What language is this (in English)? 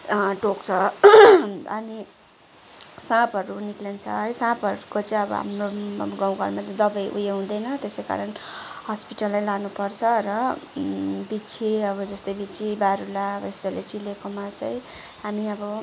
Nepali